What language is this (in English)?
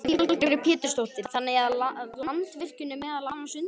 Icelandic